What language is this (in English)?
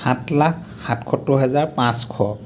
Assamese